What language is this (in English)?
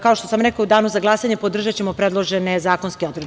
Serbian